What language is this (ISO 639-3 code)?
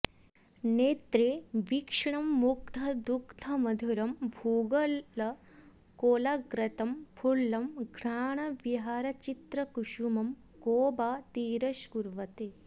san